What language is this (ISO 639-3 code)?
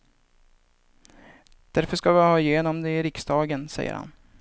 swe